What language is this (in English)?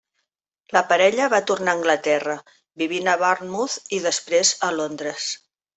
Catalan